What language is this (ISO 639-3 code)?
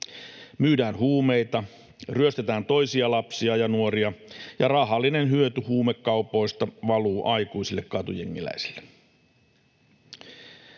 fin